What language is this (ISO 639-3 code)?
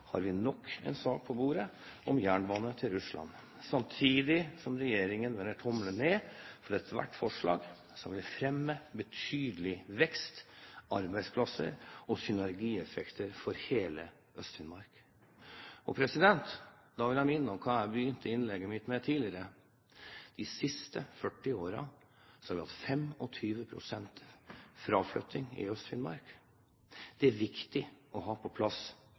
nob